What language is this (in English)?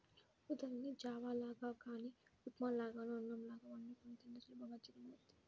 Telugu